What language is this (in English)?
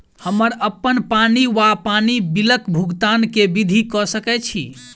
Maithili